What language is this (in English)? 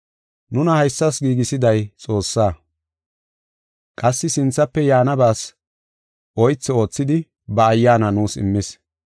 Gofa